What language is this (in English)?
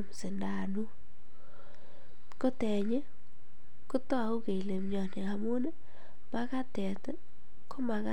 Kalenjin